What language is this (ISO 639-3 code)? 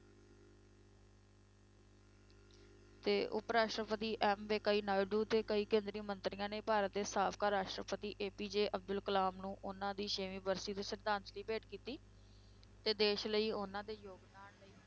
pan